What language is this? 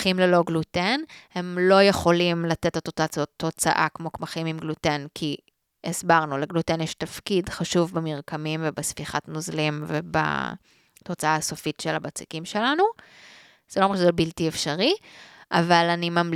Hebrew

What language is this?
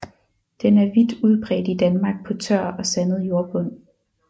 Danish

